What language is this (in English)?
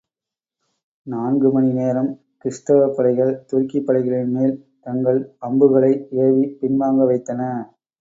Tamil